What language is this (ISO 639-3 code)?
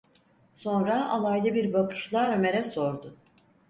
tur